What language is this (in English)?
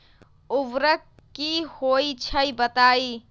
Magahi